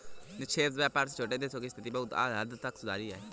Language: Hindi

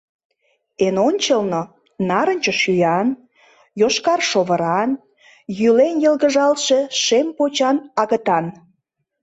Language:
Mari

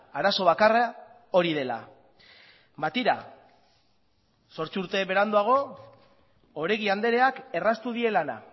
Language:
Basque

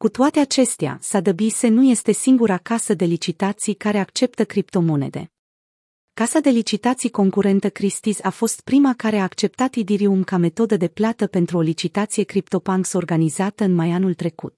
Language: Romanian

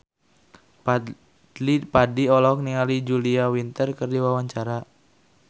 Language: Sundanese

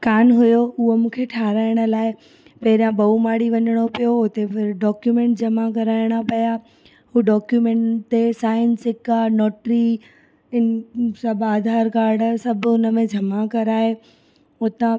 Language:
Sindhi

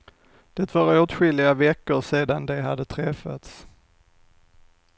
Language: Swedish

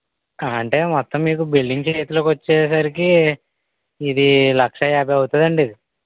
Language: Telugu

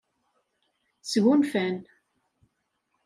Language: Kabyle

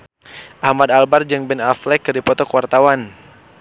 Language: Sundanese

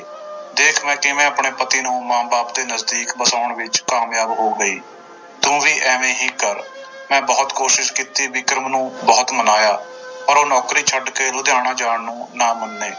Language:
Punjabi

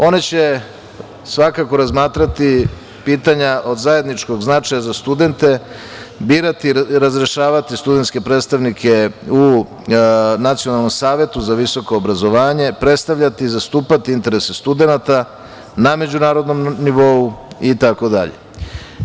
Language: Serbian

